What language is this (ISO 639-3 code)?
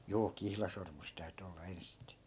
fin